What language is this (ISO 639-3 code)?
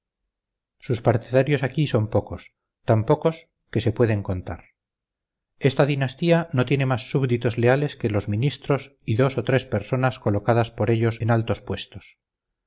spa